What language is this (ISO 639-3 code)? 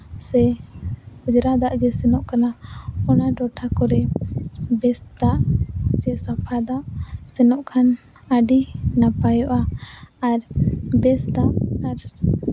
sat